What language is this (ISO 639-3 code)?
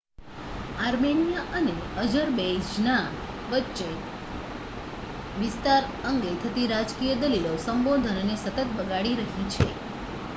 guj